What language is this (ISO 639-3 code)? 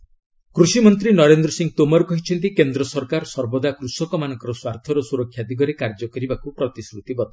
ori